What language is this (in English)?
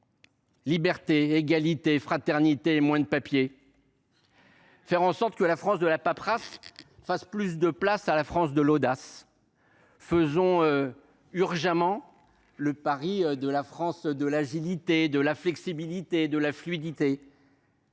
French